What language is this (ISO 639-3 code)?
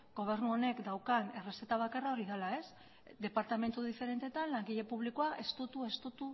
eus